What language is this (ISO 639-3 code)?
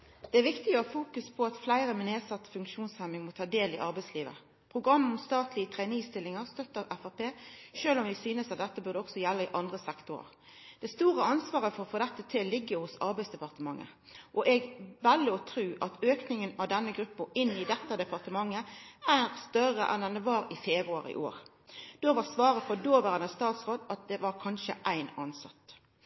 nor